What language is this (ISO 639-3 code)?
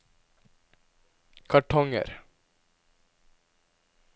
nor